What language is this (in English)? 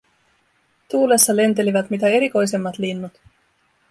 Finnish